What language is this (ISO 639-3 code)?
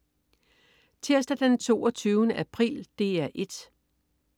dan